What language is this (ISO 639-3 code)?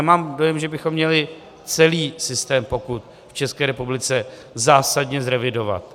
ces